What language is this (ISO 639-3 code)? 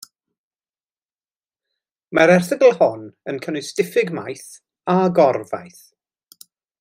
cym